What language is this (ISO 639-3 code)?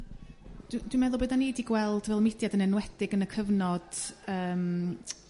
cym